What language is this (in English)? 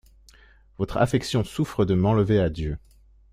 French